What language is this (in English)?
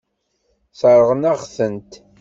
Kabyle